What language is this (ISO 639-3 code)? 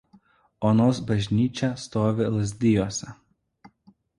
lit